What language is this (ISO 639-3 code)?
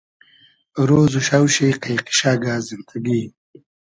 haz